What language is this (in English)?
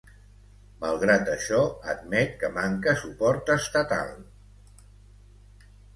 Catalan